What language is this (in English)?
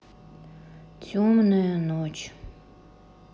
Russian